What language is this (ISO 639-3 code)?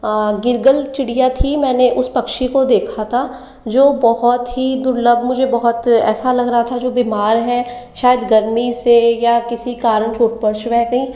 hin